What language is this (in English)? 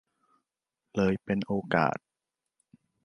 Thai